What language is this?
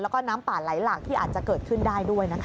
Thai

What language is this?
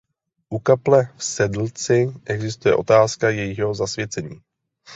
Czech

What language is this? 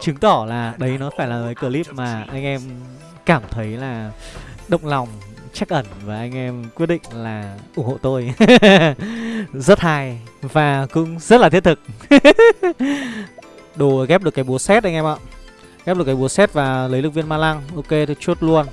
Vietnamese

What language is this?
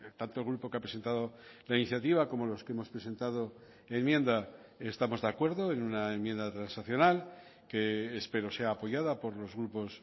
Spanish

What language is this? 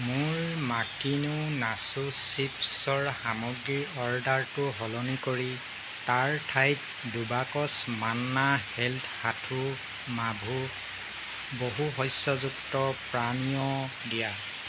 Assamese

